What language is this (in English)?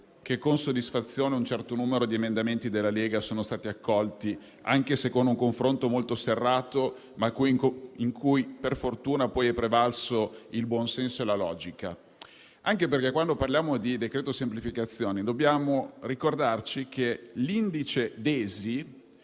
Italian